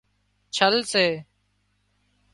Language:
Wadiyara Koli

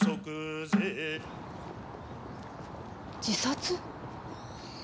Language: Japanese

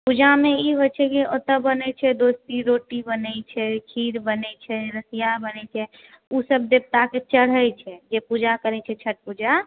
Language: Maithili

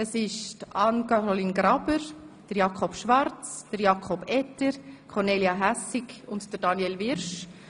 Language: Swiss German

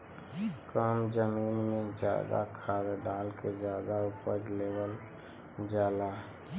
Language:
Bhojpuri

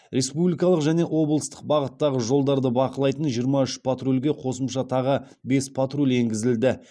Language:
Kazakh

